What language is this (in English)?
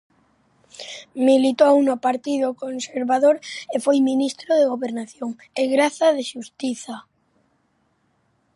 Galician